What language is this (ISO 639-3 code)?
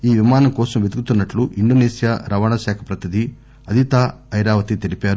tel